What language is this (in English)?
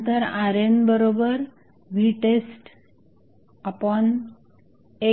Marathi